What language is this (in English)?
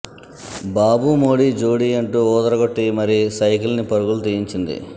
Telugu